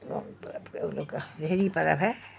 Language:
Urdu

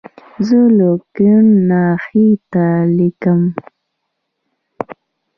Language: Pashto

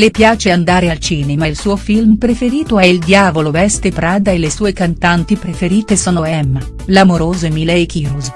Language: Italian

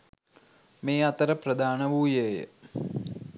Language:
Sinhala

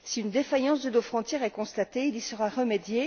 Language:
French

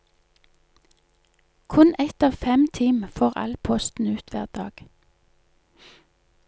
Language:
Norwegian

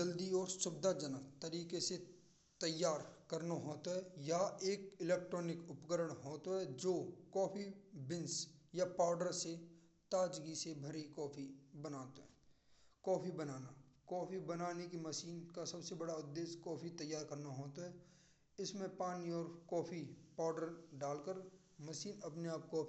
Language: Braj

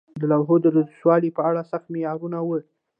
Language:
Pashto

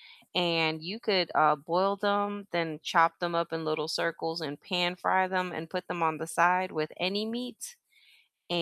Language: English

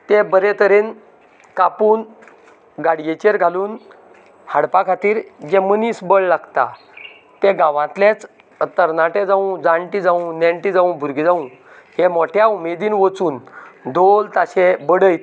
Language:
Konkani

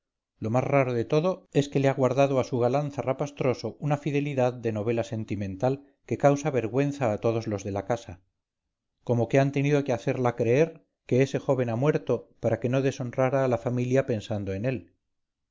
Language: Spanish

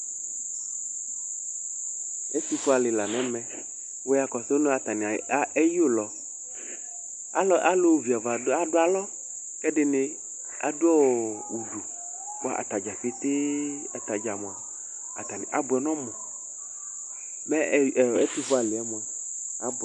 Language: Ikposo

